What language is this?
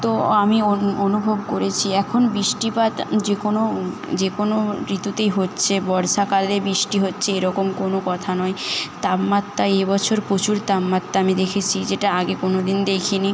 Bangla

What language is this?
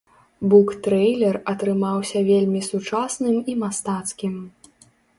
Belarusian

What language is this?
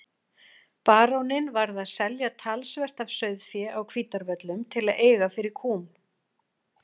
Icelandic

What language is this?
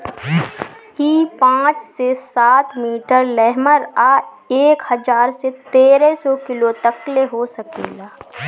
Bhojpuri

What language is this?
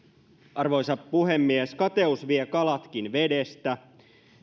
Finnish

